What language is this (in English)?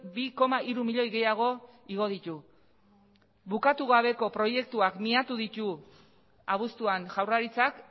Basque